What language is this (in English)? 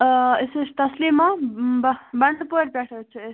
Kashmiri